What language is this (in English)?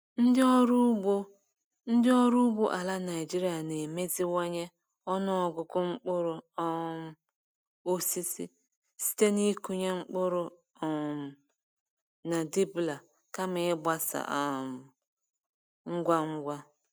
Igbo